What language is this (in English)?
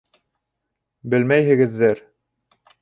Bashkir